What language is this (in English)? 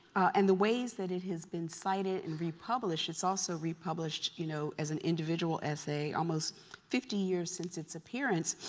English